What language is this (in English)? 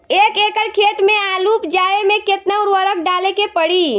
Bhojpuri